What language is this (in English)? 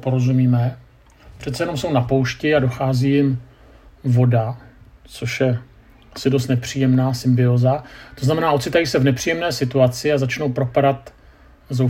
Czech